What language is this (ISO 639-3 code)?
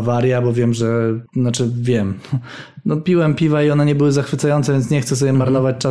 pol